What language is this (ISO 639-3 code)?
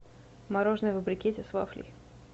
rus